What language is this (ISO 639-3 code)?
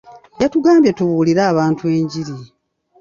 lug